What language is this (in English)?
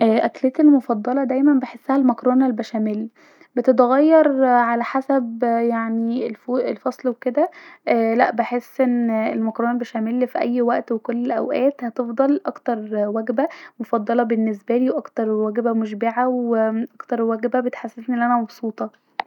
Egyptian Arabic